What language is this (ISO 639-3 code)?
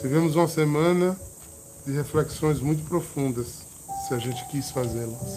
por